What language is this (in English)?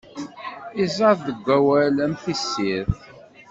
Kabyle